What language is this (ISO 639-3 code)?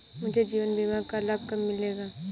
hin